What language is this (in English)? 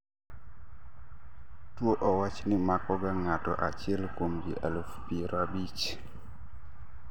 Luo (Kenya and Tanzania)